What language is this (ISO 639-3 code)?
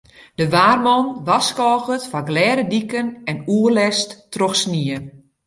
fry